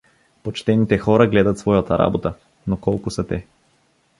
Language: Bulgarian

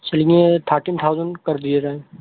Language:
Urdu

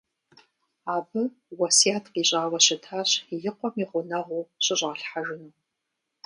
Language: Kabardian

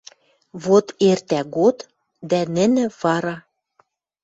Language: Western Mari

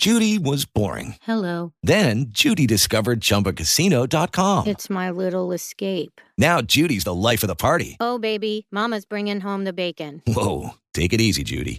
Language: Polish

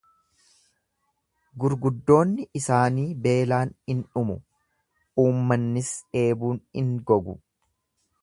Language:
Oromo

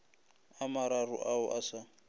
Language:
Northern Sotho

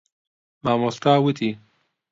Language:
Central Kurdish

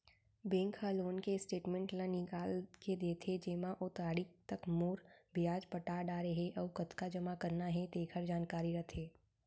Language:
Chhattisgarhi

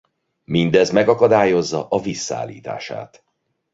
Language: Hungarian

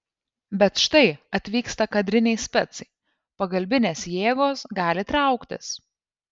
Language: Lithuanian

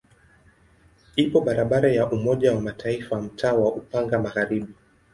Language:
Swahili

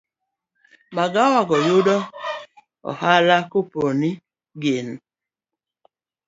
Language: Luo (Kenya and Tanzania)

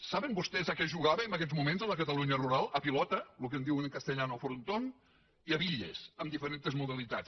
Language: Catalan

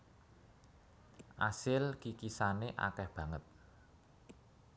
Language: Javanese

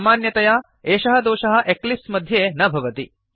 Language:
Sanskrit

